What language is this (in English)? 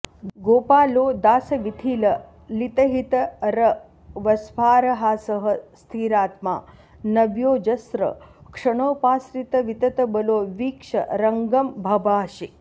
Sanskrit